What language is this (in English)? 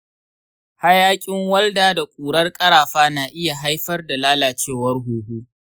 Hausa